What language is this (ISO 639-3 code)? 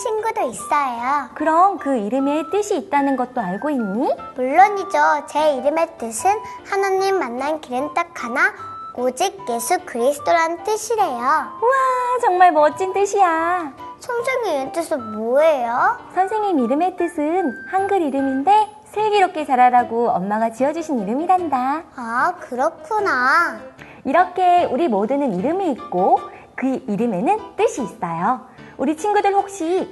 kor